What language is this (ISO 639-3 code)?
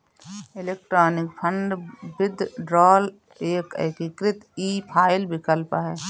hin